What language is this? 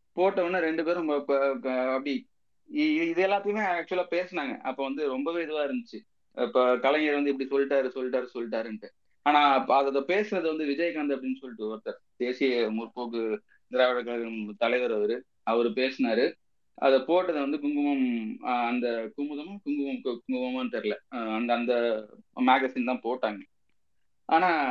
Tamil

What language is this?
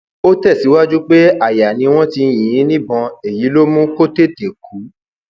Yoruba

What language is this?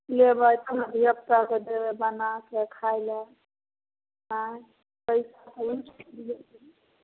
Maithili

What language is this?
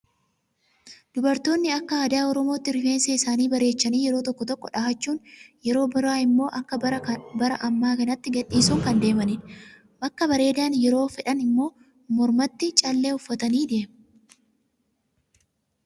Oromo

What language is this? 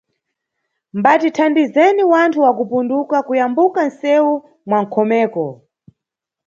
Nyungwe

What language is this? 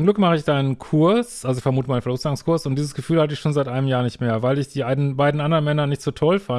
German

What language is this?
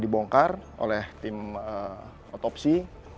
Indonesian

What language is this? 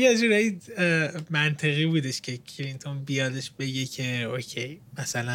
Persian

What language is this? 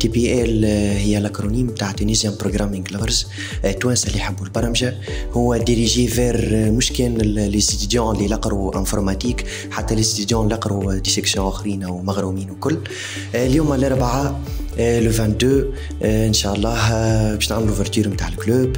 Arabic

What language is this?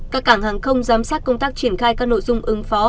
Vietnamese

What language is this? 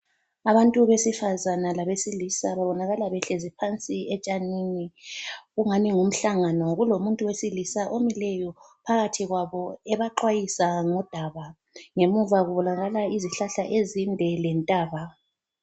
North Ndebele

